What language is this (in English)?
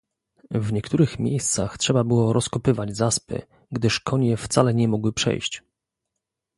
Polish